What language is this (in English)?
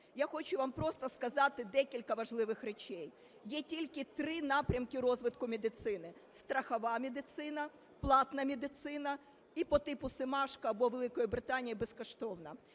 Ukrainian